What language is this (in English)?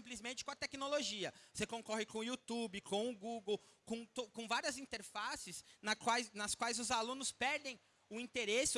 Portuguese